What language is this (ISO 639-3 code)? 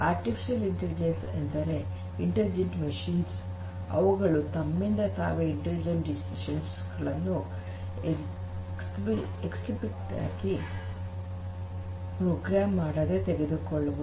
kan